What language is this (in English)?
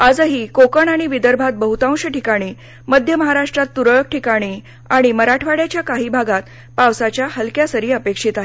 Marathi